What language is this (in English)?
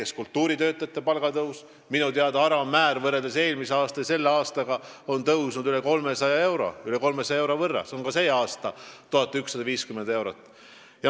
Estonian